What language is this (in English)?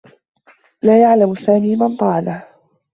Arabic